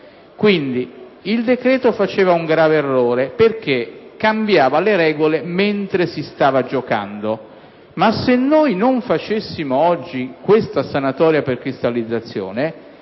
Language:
Italian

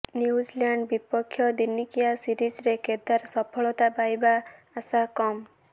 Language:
Odia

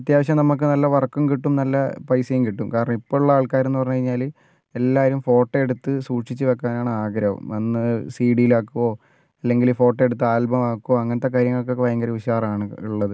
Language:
Malayalam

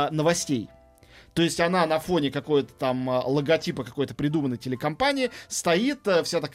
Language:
Russian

